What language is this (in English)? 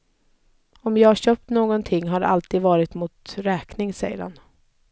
Swedish